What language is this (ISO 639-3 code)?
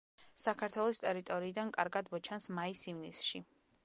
kat